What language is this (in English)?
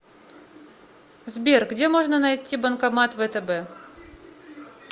Russian